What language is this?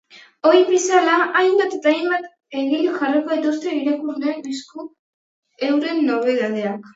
Basque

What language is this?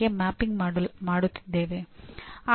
Kannada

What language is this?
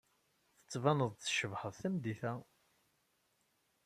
Kabyle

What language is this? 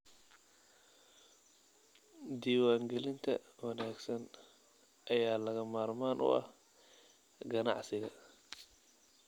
Somali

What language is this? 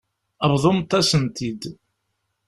Kabyle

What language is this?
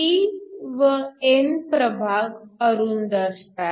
Marathi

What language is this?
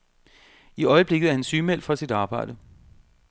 Danish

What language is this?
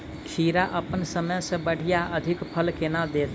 Maithili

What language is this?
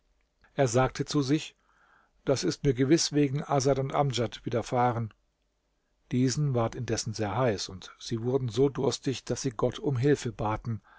German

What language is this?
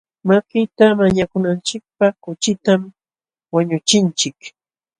Jauja Wanca Quechua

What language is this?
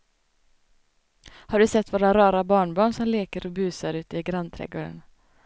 Swedish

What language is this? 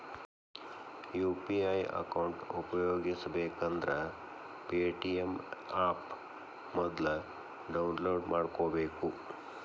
Kannada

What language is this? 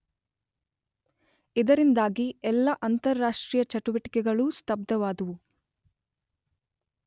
Kannada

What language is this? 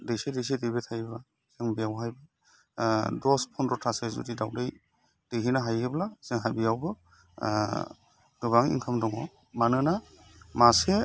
Bodo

